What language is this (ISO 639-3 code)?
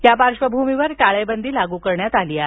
mar